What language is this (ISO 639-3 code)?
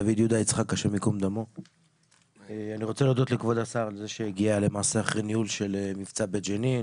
heb